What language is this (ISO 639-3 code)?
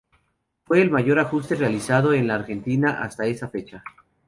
spa